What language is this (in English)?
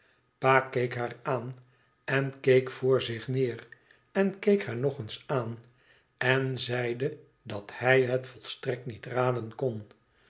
Dutch